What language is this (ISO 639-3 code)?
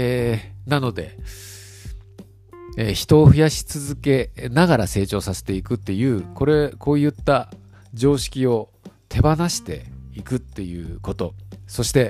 jpn